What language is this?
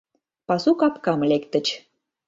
Mari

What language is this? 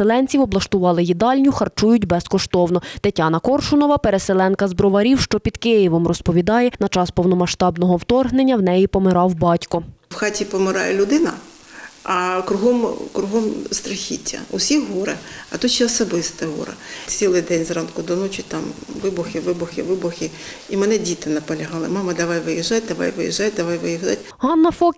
Ukrainian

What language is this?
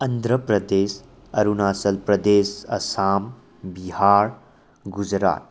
Manipuri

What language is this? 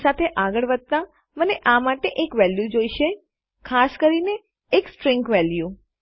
Gujarati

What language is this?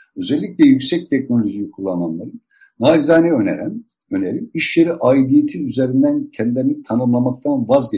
Turkish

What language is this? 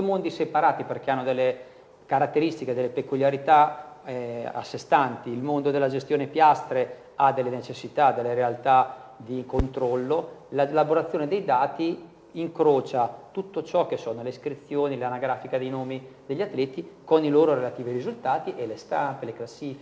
Italian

